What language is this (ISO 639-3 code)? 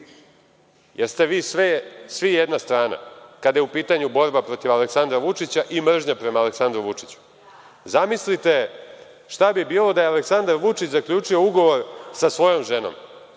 srp